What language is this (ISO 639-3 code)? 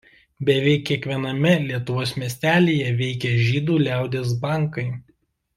lit